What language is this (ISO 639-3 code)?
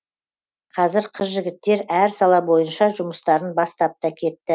kaz